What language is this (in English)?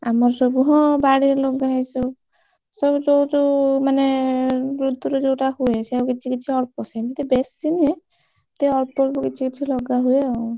Odia